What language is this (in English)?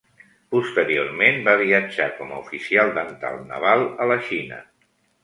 Catalan